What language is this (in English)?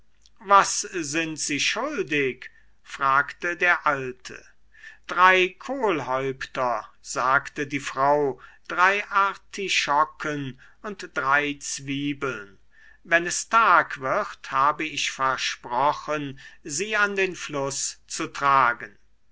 German